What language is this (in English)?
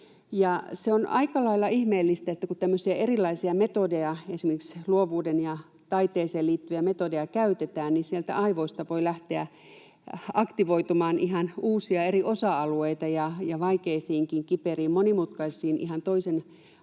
Finnish